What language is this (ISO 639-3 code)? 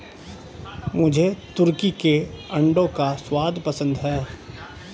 hin